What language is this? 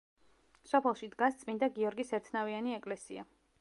Georgian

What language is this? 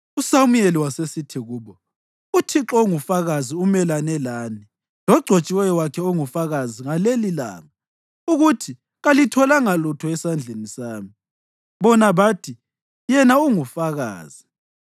North Ndebele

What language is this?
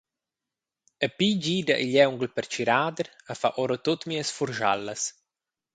Romansh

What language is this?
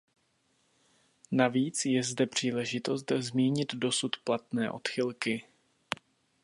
Czech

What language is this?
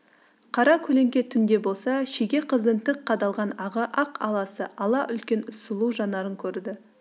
Kazakh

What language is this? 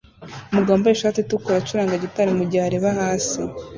Kinyarwanda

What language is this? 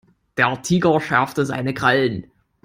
German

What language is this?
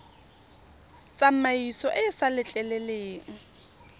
Tswana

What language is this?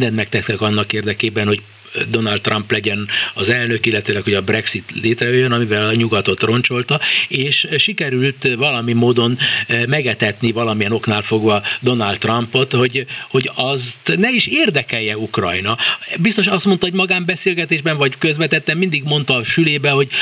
Hungarian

